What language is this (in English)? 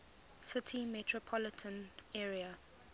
English